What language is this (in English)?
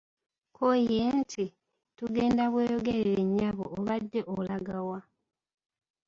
Ganda